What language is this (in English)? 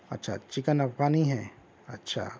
Urdu